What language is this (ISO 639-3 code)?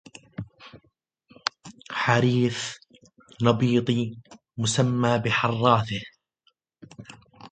ara